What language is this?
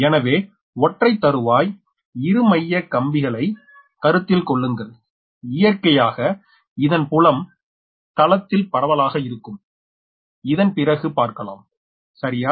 Tamil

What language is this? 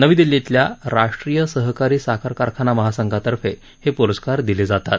Marathi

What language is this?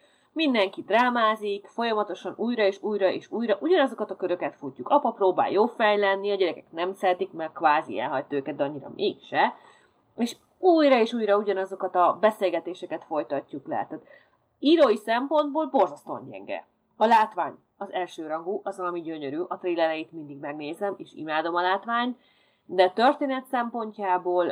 Hungarian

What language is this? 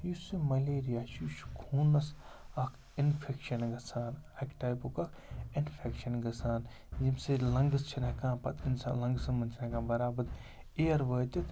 Kashmiri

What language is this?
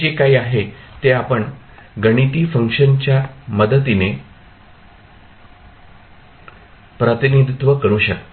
Marathi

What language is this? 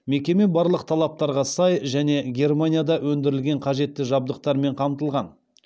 Kazakh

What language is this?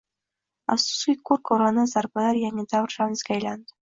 Uzbek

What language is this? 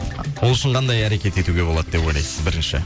Kazakh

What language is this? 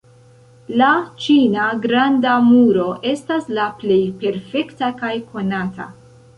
Esperanto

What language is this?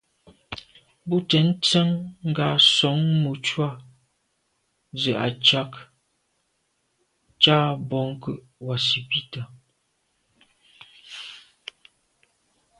Medumba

